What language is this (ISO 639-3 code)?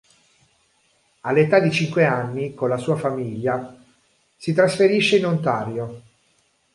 ita